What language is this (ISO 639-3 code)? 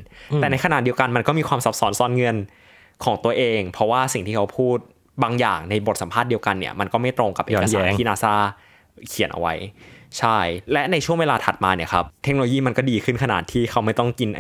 tha